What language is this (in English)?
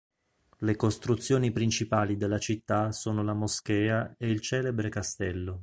Italian